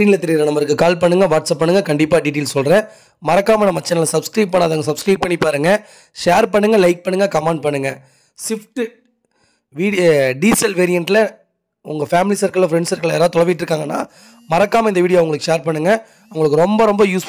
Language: Tamil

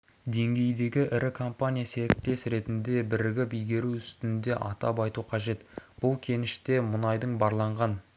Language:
Kazakh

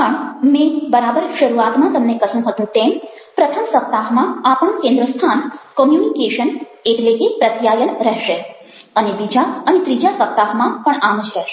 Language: Gujarati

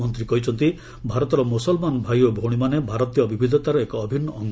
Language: Odia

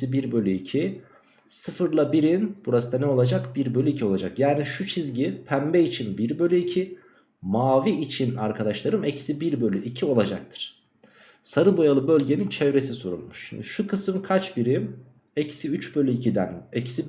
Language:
Turkish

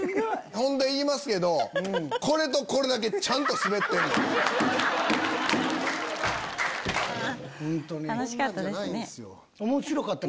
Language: Japanese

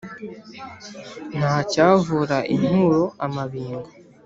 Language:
Kinyarwanda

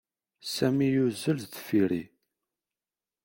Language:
Kabyle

